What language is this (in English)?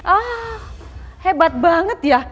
Indonesian